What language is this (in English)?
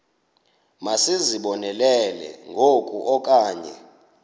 Xhosa